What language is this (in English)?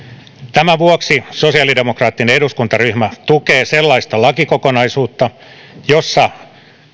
Finnish